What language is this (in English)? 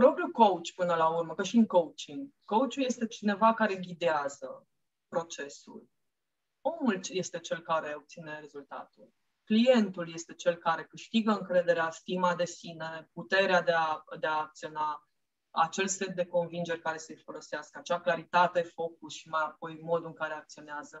Romanian